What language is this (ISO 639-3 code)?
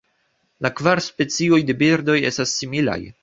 epo